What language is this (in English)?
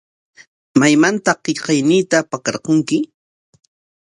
Corongo Ancash Quechua